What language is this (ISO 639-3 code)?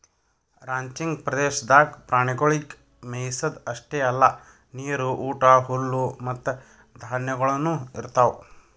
kan